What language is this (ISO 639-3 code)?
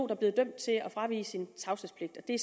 dan